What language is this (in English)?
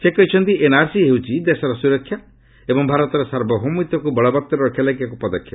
Odia